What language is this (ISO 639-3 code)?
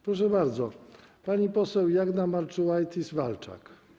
pol